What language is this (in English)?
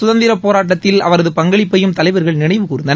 Tamil